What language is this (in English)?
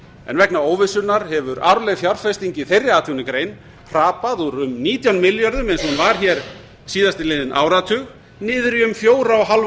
Icelandic